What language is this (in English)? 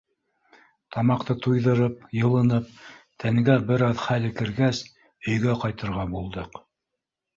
Bashkir